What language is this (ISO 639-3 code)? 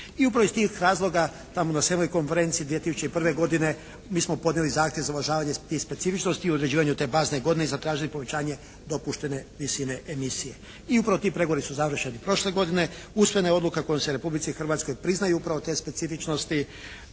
hrv